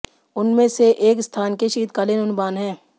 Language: Hindi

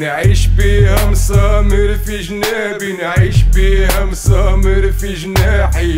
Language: Arabic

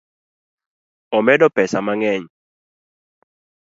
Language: Luo (Kenya and Tanzania)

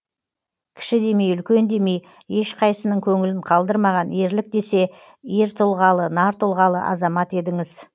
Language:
Kazakh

